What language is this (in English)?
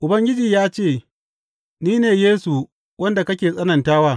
Hausa